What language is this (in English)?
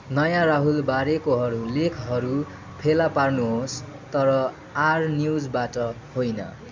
Nepali